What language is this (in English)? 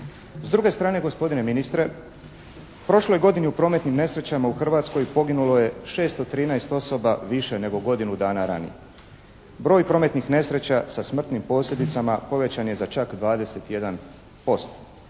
Croatian